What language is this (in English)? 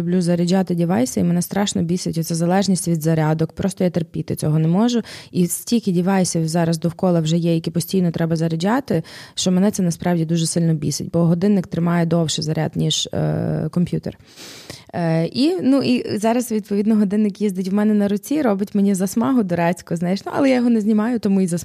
Ukrainian